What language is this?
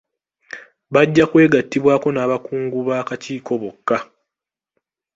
Ganda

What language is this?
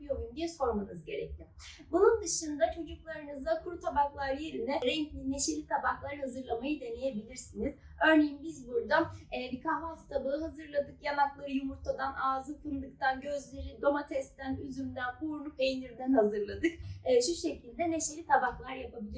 Turkish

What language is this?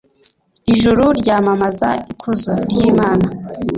Kinyarwanda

